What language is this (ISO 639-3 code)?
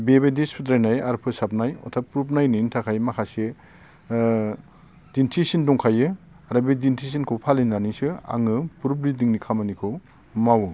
brx